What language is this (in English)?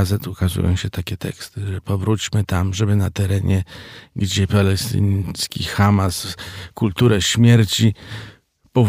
Polish